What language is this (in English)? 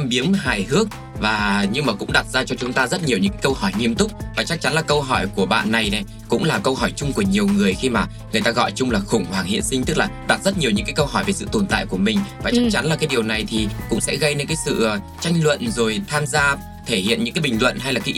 Vietnamese